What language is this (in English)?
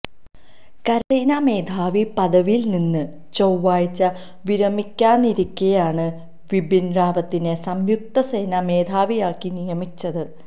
Malayalam